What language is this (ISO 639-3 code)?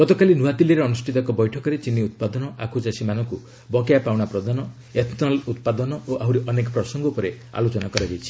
ori